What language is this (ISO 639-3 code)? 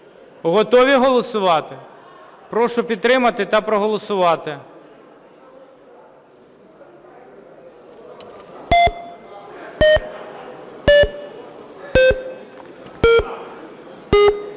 ukr